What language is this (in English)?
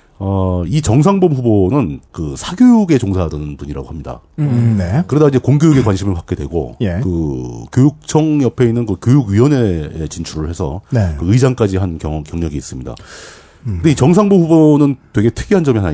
Korean